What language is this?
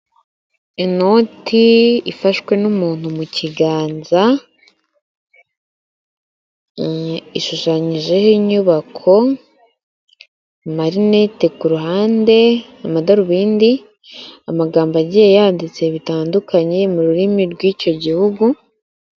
Kinyarwanda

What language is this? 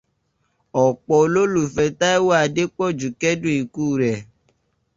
Yoruba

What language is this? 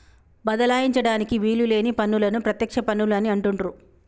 Telugu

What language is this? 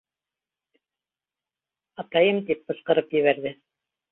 Bashkir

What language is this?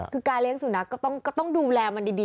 Thai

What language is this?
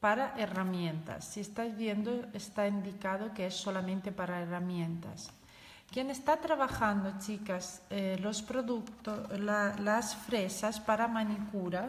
Spanish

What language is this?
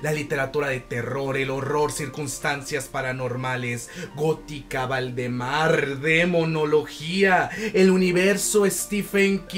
Spanish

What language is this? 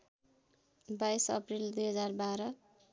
Nepali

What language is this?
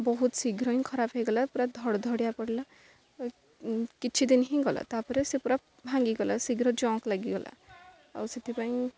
Odia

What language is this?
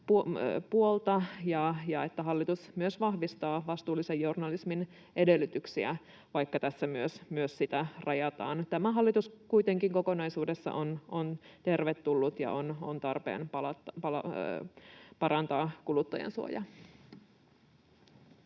Finnish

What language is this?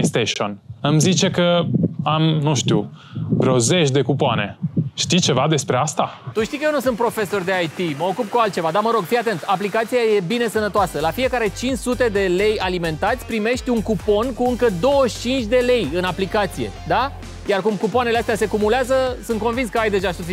Romanian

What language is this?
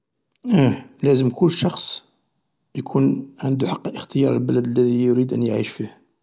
Algerian Arabic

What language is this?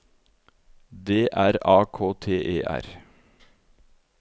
Norwegian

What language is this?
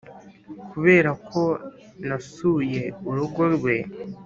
Kinyarwanda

